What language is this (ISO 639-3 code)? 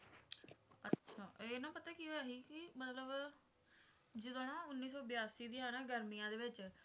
pan